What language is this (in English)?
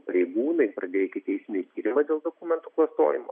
Lithuanian